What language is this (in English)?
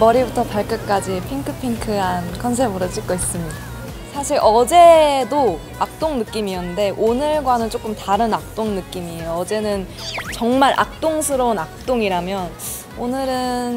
Korean